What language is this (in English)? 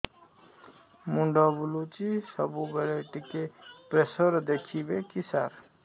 Odia